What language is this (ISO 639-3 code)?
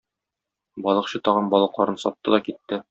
tat